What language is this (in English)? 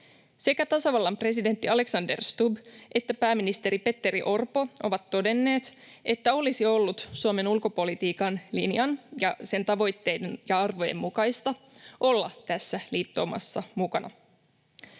Finnish